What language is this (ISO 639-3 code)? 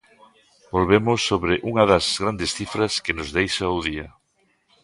glg